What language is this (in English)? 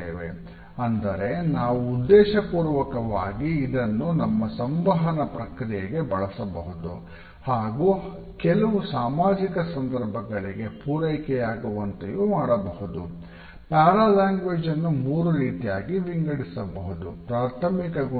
Kannada